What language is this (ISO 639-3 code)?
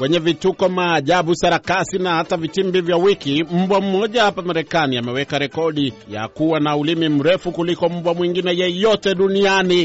swa